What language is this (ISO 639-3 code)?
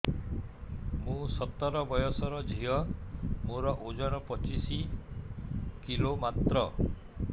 ori